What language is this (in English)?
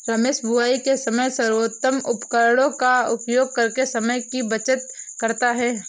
Hindi